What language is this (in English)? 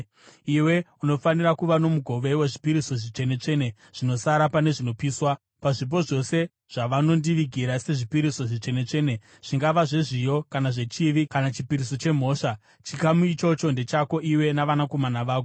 Shona